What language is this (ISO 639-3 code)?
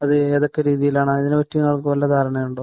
mal